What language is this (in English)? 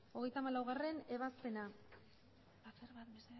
Basque